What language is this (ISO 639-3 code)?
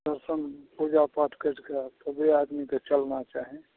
mai